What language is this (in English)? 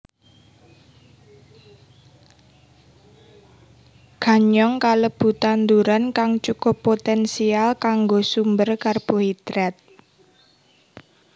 Javanese